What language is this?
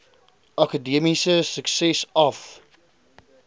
Afrikaans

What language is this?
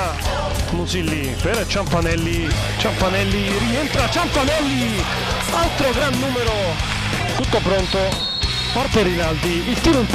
Italian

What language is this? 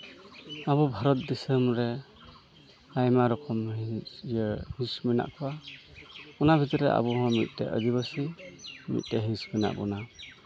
Santali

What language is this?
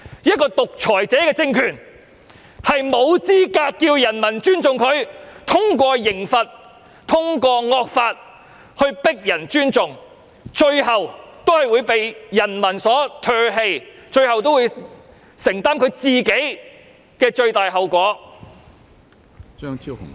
Cantonese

